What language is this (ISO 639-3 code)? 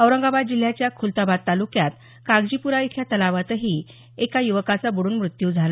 mar